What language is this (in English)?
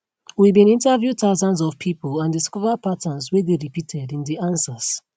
Nigerian Pidgin